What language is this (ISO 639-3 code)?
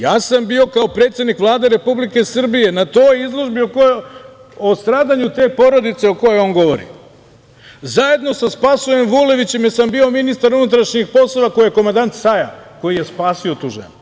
srp